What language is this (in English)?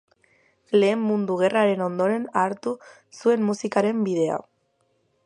Basque